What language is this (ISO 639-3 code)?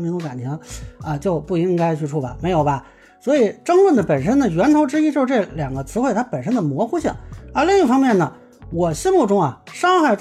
zho